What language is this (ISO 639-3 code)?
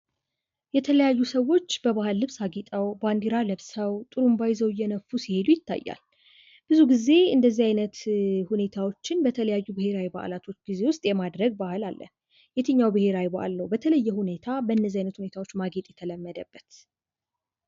amh